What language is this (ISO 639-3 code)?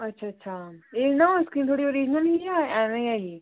doi